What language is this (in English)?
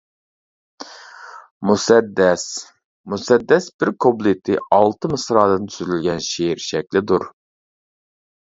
Uyghur